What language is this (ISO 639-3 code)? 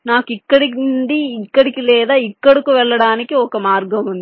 tel